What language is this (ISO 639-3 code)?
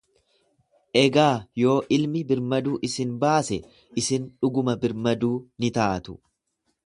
orm